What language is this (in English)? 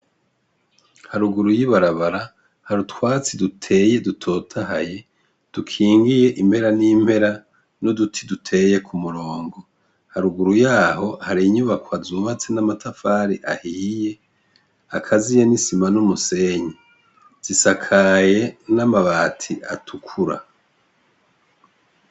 Rundi